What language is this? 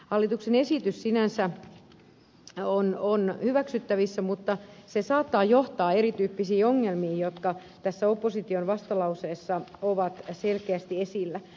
Finnish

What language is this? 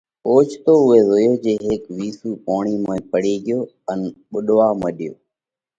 Parkari Koli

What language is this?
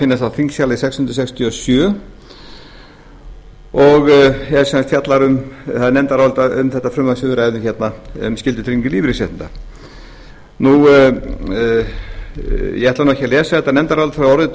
Icelandic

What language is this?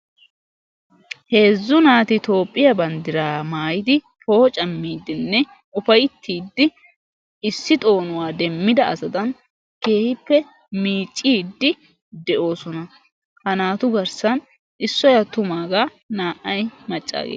Wolaytta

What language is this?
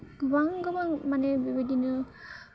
Bodo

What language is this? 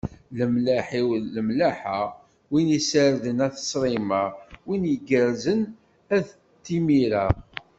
Kabyle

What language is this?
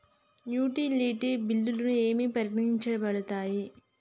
Telugu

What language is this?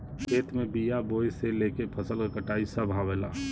Bhojpuri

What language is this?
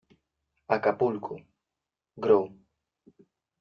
Spanish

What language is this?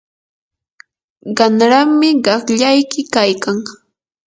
Yanahuanca Pasco Quechua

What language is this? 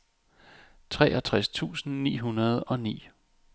Danish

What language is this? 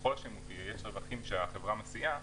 Hebrew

